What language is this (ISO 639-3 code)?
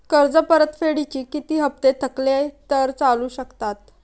mar